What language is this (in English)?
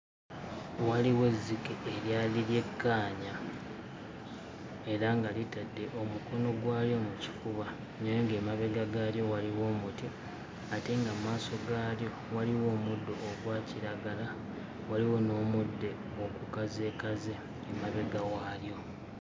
Ganda